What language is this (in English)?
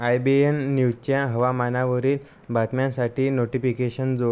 Marathi